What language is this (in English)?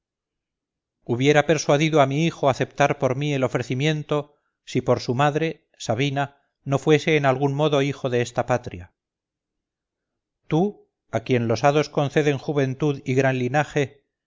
Spanish